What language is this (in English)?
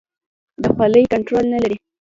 Pashto